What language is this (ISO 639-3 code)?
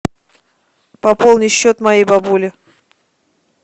rus